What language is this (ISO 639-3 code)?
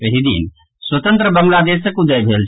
mai